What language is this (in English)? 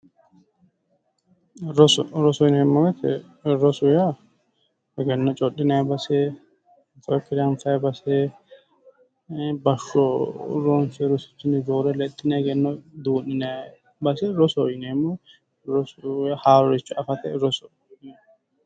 Sidamo